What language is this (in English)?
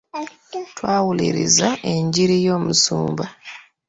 Ganda